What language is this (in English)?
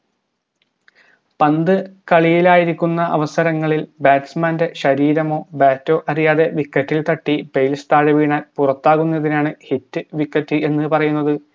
Malayalam